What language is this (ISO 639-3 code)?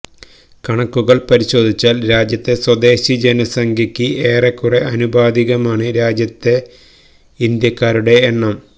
mal